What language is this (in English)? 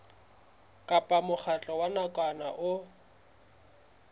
Southern Sotho